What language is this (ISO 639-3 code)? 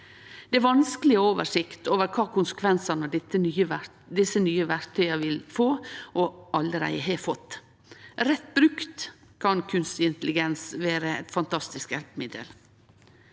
nor